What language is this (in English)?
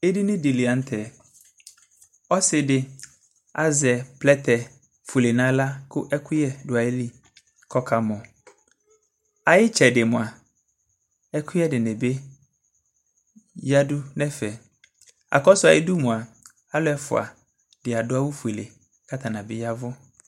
Ikposo